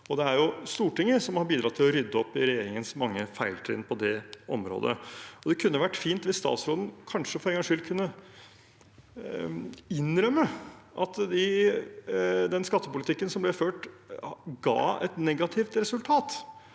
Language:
Norwegian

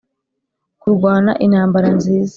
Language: Kinyarwanda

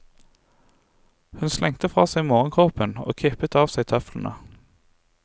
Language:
Norwegian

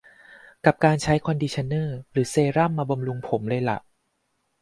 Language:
Thai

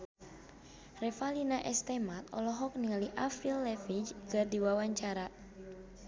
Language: Sundanese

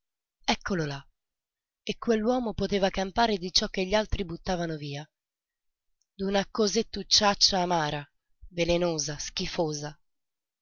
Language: Italian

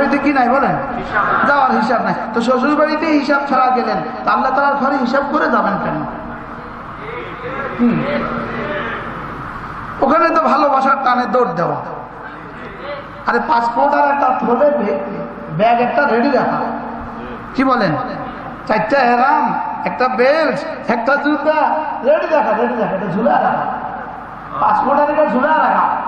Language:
Bangla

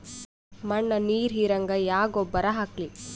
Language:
Kannada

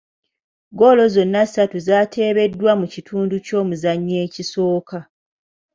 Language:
Ganda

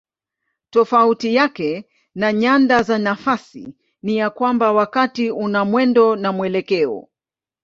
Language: Swahili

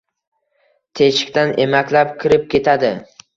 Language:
Uzbek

